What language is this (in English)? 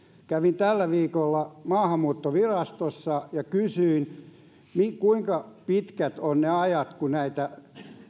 Finnish